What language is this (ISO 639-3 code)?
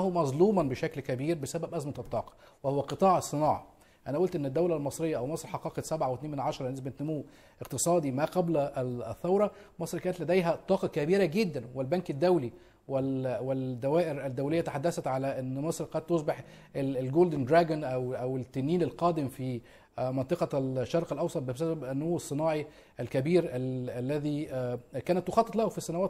ara